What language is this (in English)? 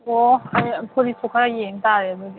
Manipuri